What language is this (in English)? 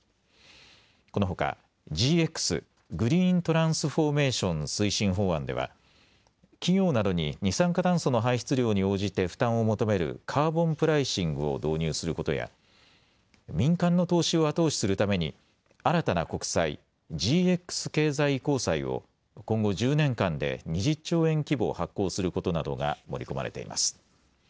Japanese